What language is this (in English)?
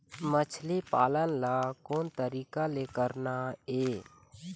Chhattisgarhi